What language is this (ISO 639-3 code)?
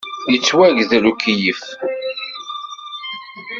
kab